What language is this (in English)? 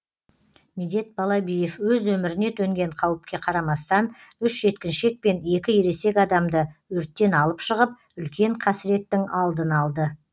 Kazakh